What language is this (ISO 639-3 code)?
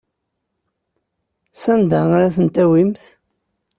kab